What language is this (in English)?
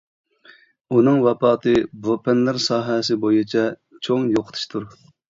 Uyghur